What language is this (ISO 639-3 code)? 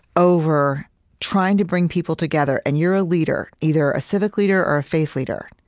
eng